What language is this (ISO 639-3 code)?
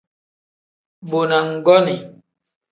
kdh